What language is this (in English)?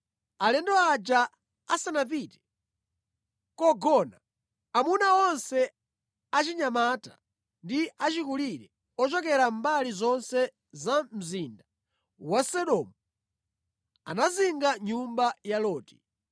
Nyanja